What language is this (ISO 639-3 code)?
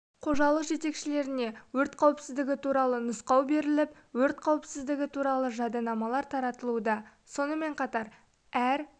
kaz